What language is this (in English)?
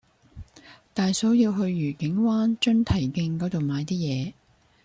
Cantonese